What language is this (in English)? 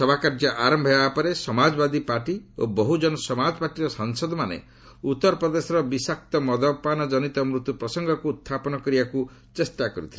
Odia